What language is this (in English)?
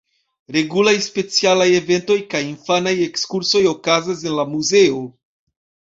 Esperanto